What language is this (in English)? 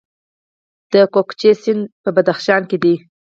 Pashto